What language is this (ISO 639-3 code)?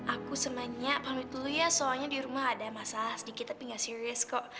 ind